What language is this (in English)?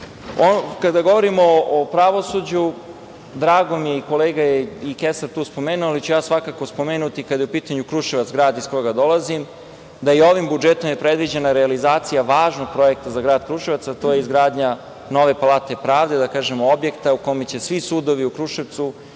Serbian